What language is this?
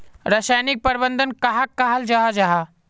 Magahi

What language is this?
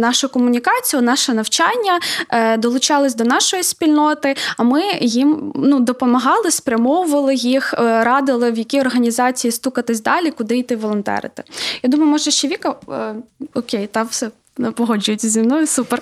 Ukrainian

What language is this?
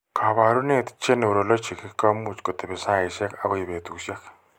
Kalenjin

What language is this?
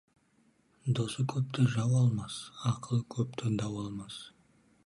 Kazakh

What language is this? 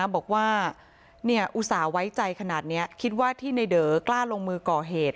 Thai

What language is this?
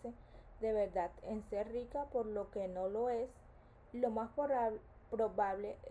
Spanish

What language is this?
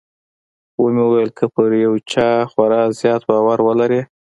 Pashto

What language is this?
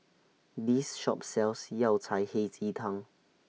English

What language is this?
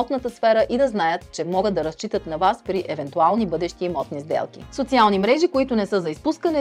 Bulgarian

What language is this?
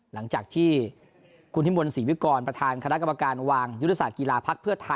Thai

